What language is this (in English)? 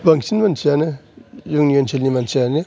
Bodo